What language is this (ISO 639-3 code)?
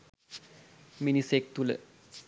sin